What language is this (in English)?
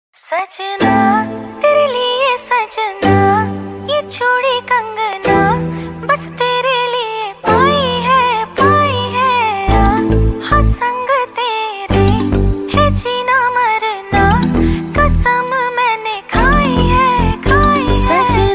Korean